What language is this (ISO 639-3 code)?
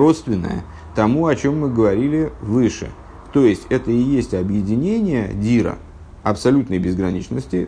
rus